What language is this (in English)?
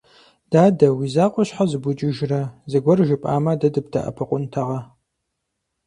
Kabardian